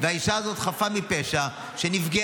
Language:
Hebrew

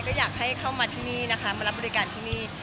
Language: Thai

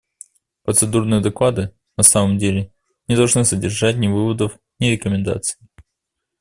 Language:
Russian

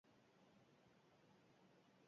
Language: Basque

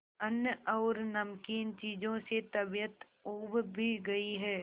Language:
Hindi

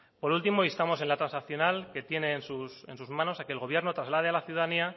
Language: Spanish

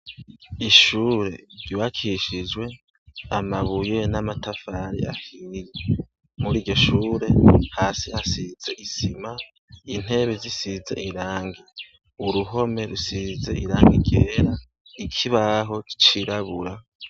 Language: Rundi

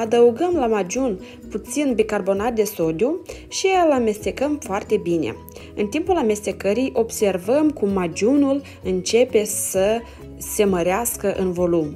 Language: Romanian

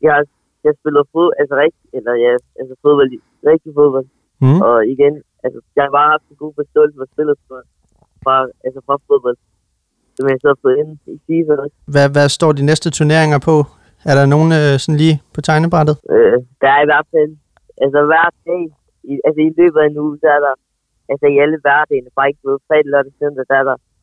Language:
Danish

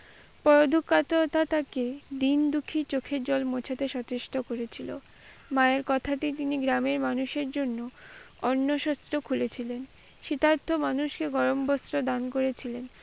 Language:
Bangla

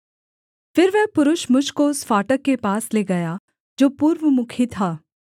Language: Hindi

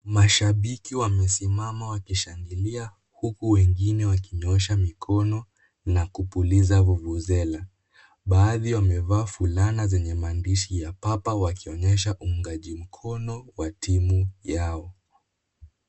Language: Swahili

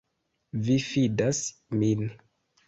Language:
Esperanto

